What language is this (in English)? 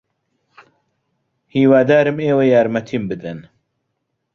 Central Kurdish